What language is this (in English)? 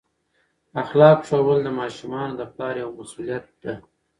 Pashto